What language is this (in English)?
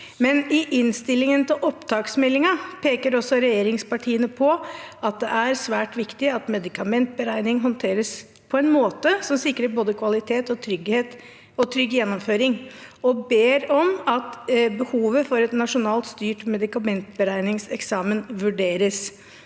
Norwegian